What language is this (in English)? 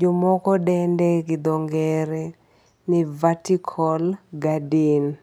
Luo (Kenya and Tanzania)